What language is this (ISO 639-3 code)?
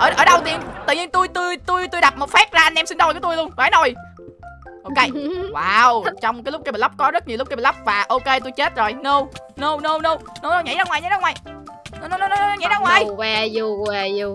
vie